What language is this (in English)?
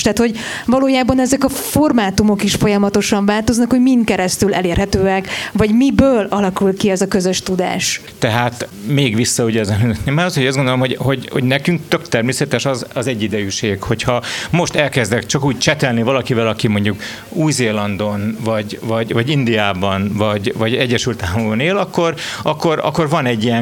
Hungarian